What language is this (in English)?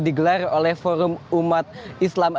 Indonesian